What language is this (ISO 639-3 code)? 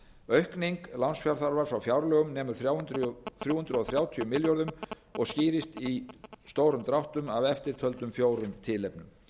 isl